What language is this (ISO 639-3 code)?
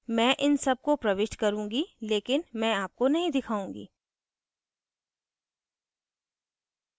hin